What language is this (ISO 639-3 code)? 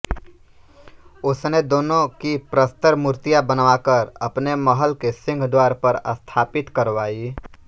hin